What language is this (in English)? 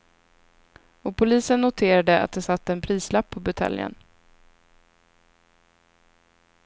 Swedish